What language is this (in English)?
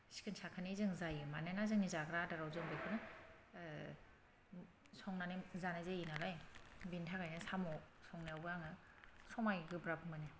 Bodo